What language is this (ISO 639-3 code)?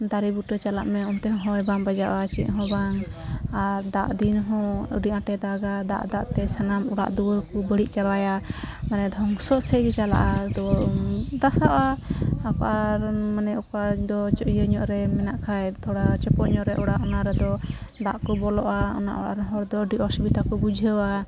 sat